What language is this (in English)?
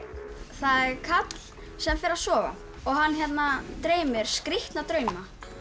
Icelandic